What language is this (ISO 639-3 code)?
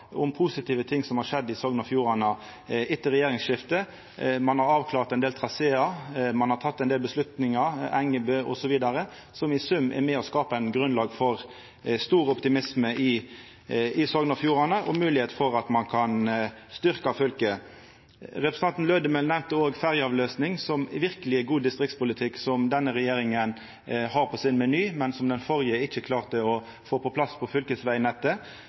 nno